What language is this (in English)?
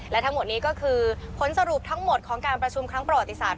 Thai